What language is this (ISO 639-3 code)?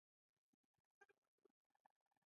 pus